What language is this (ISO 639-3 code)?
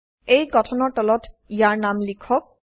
asm